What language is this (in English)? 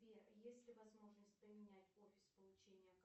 Russian